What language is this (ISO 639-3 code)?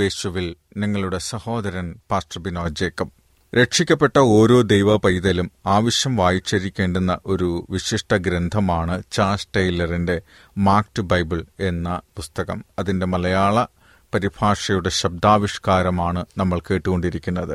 mal